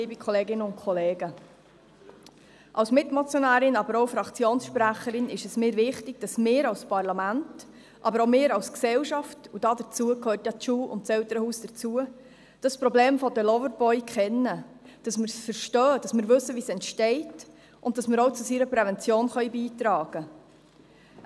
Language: Swiss German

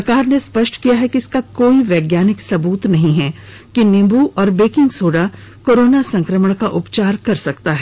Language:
Hindi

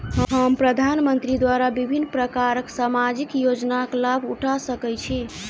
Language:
Maithili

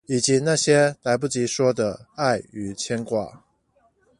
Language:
Chinese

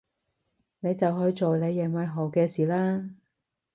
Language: Cantonese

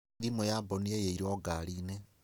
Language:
Kikuyu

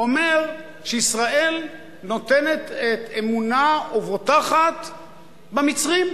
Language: Hebrew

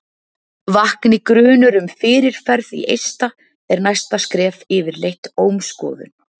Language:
Icelandic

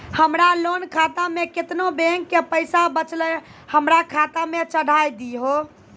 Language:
Maithili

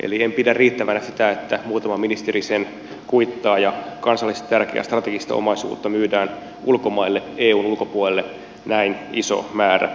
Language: Finnish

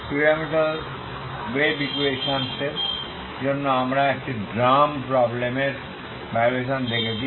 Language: Bangla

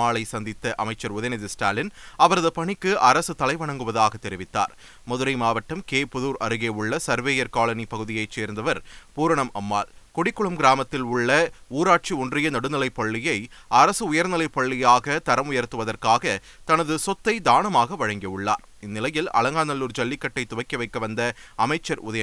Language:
Tamil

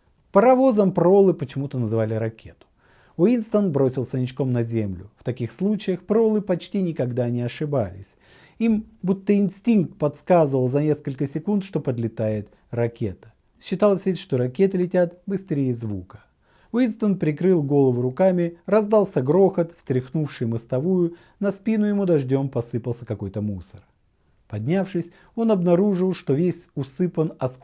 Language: Russian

